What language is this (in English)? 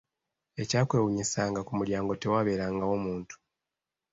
Ganda